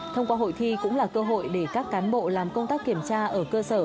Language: Vietnamese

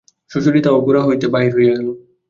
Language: Bangla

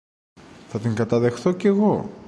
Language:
Greek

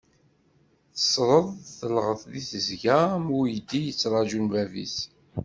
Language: Kabyle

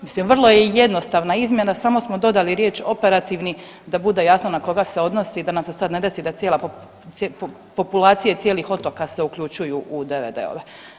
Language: Croatian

